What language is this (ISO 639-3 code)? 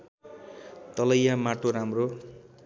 nep